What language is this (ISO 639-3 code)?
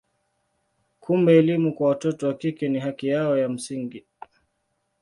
swa